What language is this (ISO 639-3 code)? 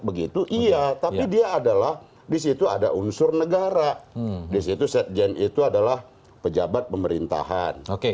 ind